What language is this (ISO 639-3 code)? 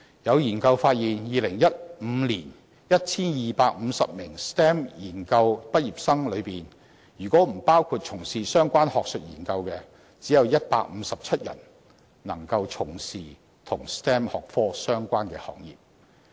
yue